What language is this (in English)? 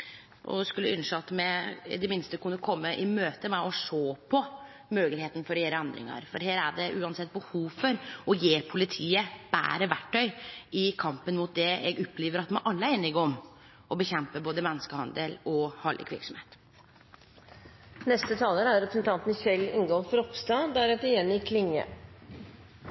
Norwegian Nynorsk